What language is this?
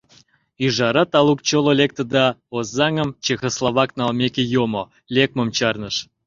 Mari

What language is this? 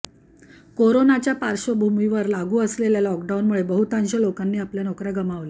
Marathi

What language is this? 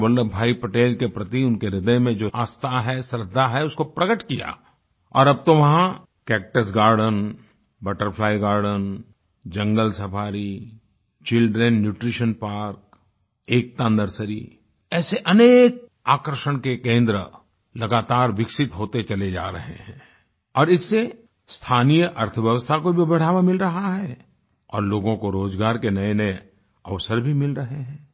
Hindi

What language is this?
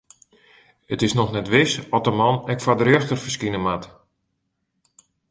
Western Frisian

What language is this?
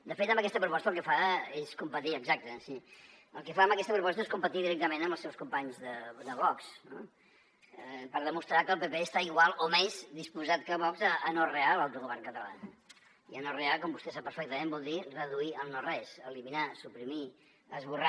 Catalan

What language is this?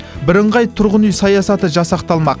Kazakh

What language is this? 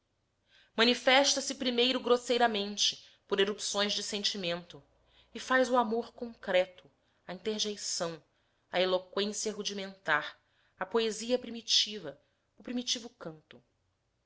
Portuguese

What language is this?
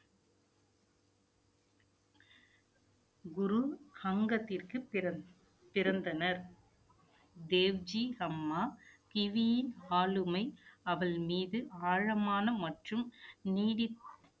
Tamil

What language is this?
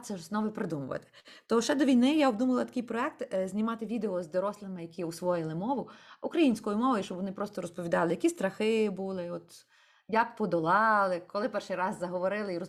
Ukrainian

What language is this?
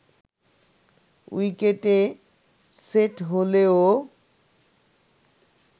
Bangla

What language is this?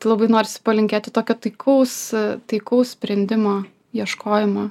Lithuanian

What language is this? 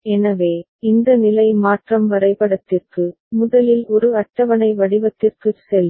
Tamil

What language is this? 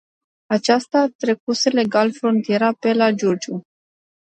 Romanian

